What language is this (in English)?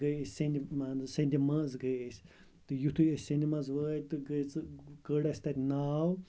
Kashmiri